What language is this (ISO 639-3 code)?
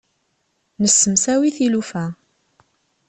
kab